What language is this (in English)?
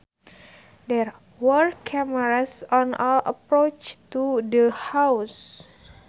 Sundanese